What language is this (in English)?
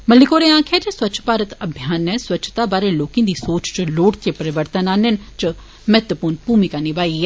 Dogri